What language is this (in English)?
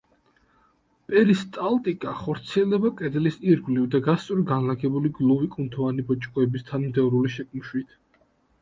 Georgian